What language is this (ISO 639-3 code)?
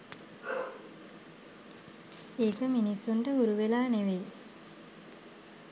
sin